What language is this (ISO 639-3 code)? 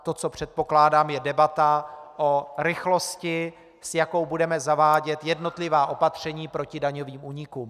ces